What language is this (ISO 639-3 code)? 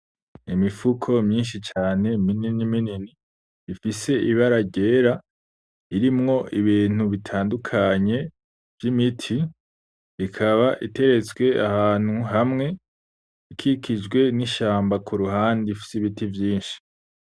run